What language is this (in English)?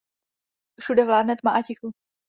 Czech